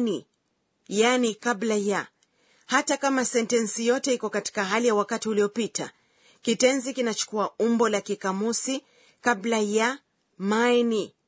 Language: Swahili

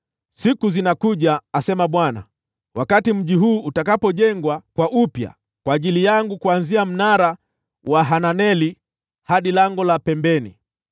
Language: Swahili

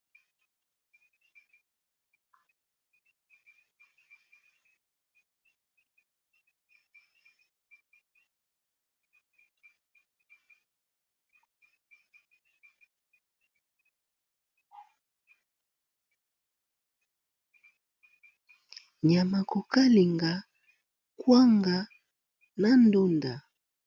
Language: Lingala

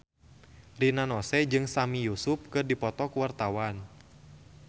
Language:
Sundanese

